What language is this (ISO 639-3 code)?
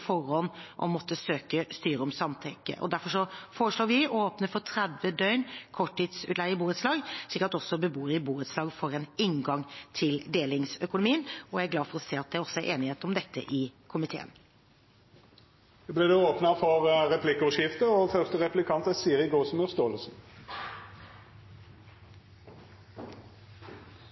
nor